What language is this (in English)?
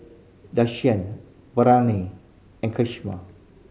English